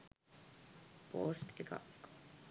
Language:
Sinhala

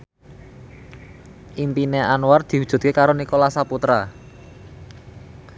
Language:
Javanese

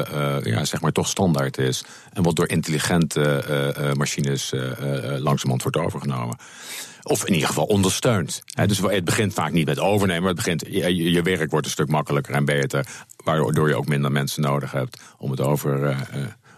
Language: Dutch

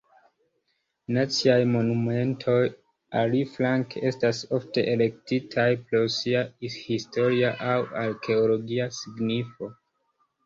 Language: Esperanto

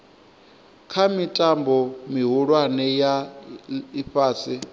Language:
Venda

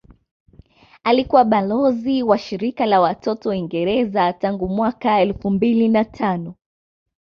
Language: Swahili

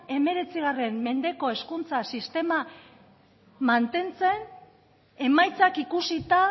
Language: Basque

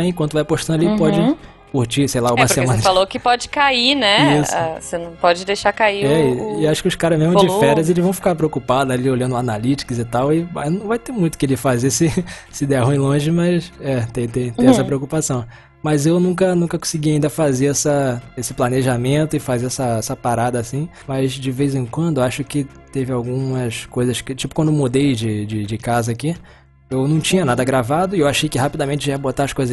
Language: Portuguese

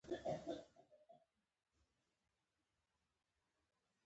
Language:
Pashto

